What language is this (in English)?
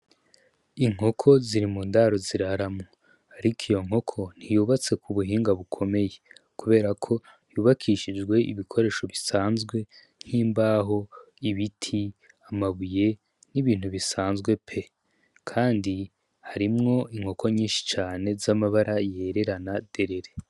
Rundi